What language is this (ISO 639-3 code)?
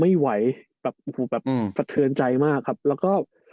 tha